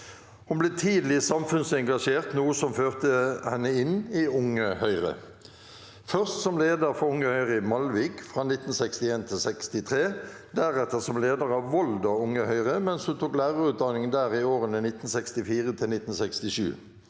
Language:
Norwegian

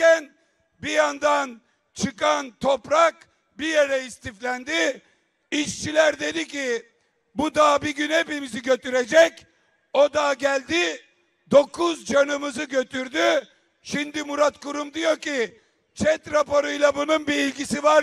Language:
Turkish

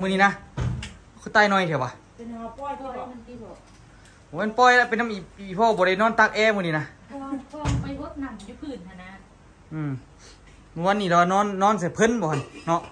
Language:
Thai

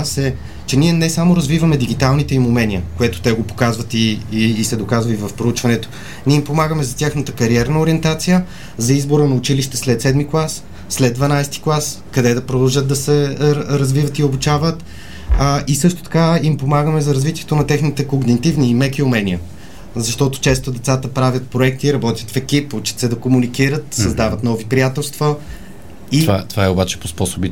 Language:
Bulgarian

